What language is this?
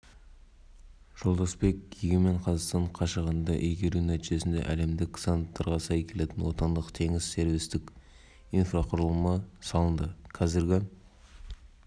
Kazakh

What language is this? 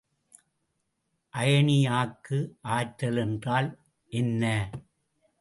Tamil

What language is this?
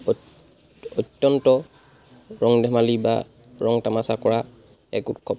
Assamese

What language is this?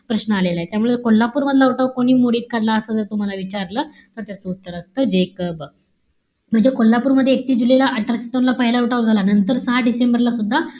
Marathi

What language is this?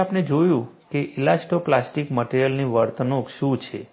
Gujarati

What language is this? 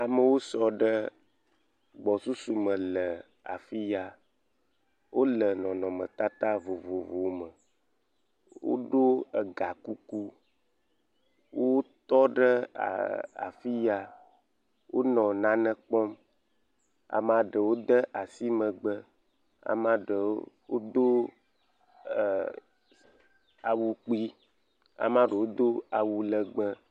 Ewe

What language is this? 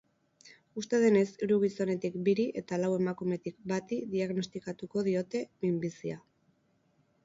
Basque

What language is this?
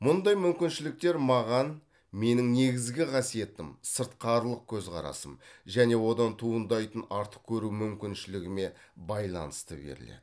Kazakh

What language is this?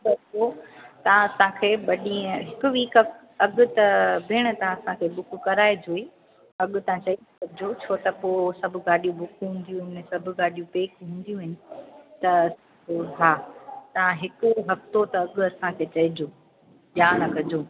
Sindhi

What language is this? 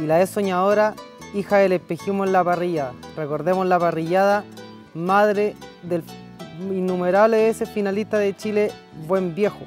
Spanish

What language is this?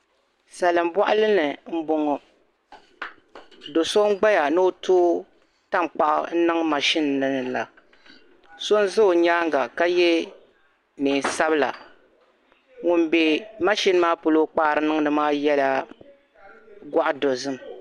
Dagbani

